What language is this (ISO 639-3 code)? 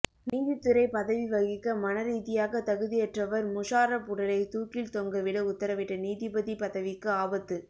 tam